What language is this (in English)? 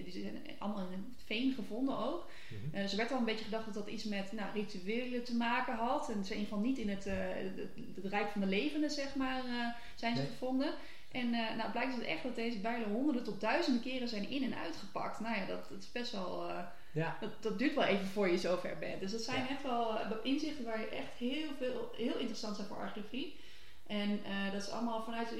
Dutch